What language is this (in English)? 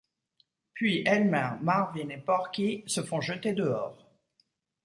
French